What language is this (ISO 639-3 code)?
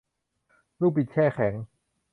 tha